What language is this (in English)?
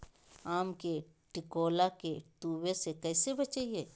Magahi